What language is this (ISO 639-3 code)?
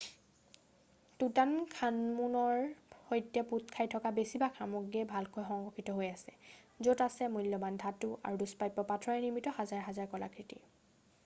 asm